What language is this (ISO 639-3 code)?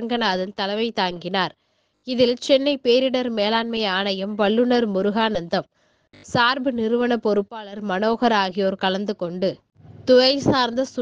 ara